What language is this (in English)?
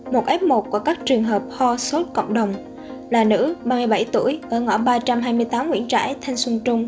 Vietnamese